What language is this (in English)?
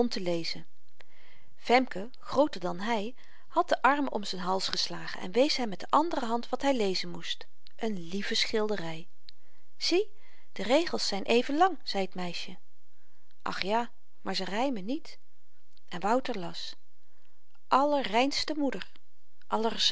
Dutch